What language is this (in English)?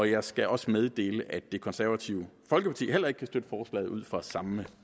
Danish